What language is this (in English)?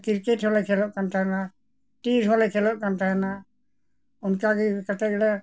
Santali